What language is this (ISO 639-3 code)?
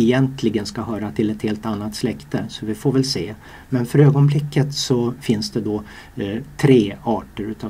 swe